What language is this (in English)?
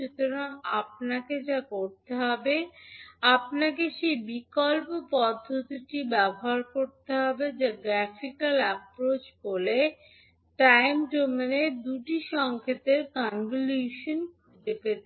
Bangla